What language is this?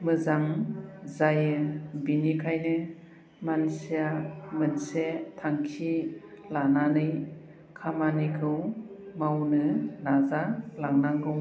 Bodo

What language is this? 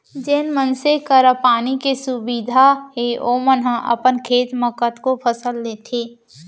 Chhattisgarhi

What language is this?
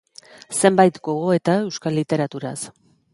Basque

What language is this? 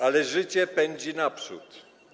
Polish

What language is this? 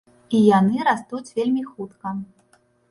Belarusian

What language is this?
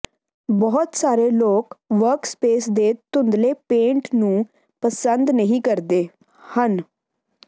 Punjabi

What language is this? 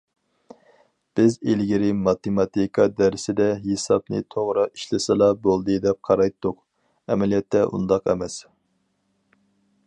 Uyghur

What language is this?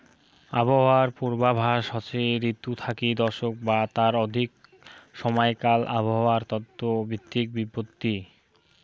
Bangla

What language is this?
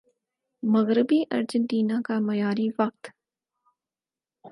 Urdu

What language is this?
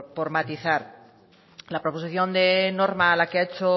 Spanish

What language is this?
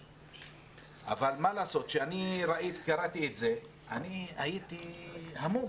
Hebrew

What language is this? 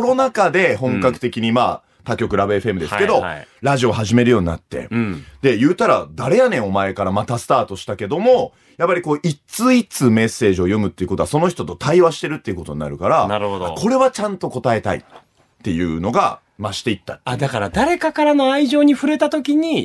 Japanese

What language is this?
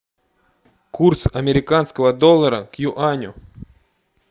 Russian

